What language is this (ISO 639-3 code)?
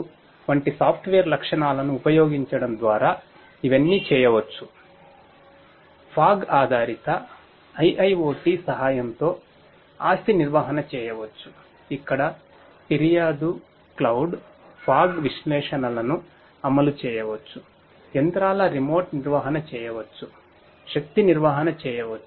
tel